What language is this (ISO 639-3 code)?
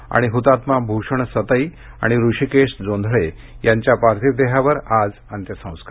mar